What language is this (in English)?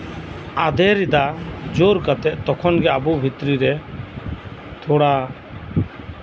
Santali